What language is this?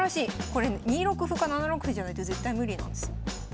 Japanese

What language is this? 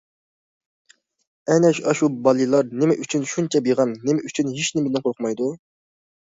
Uyghur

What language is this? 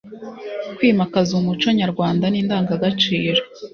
Kinyarwanda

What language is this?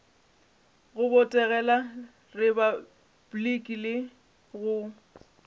Northern Sotho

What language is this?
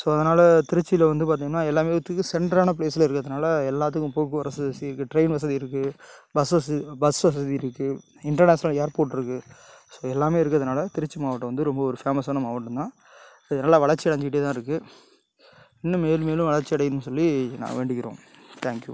Tamil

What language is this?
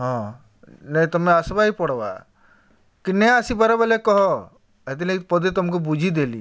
Odia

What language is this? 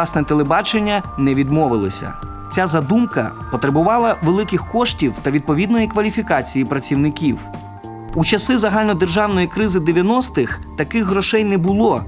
Ukrainian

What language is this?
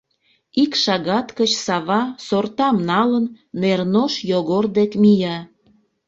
Mari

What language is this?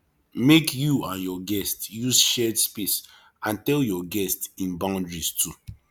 Nigerian Pidgin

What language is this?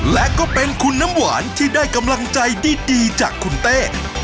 Thai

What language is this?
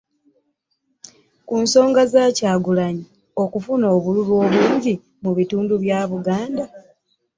Ganda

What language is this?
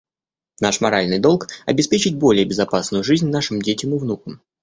Russian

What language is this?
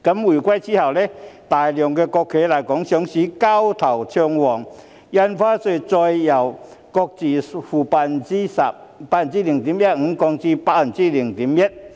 Cantonese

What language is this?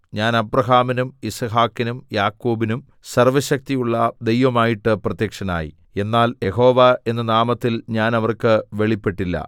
Malayalam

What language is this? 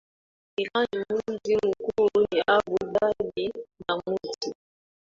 Swahili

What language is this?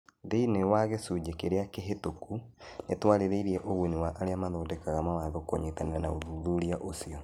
Kikuyu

